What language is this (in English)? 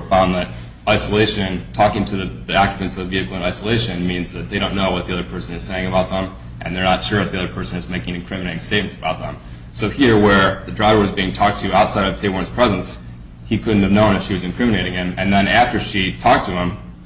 English